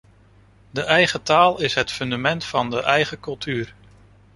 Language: Dutch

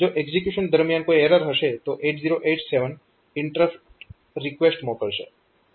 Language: Gujarati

